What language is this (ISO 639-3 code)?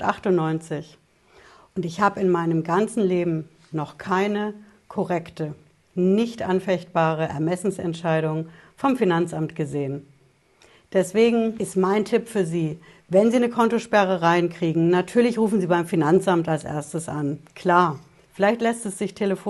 deu